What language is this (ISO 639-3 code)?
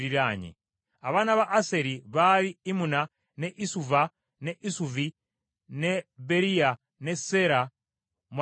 lug